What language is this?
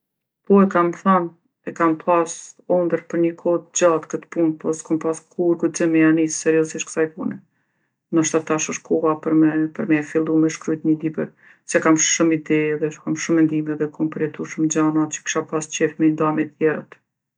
Gheg Albanian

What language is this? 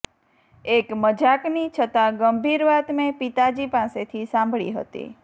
Gujarati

